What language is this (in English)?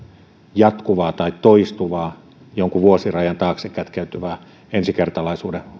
Finnish